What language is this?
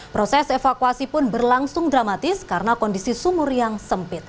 Indonesian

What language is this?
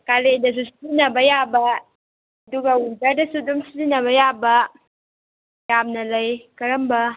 Manipuri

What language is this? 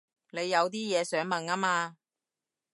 Cantonese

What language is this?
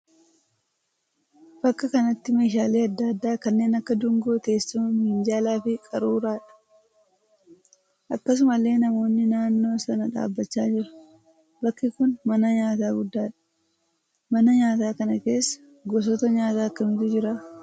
Oromo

